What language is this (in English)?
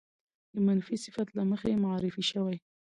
Pashto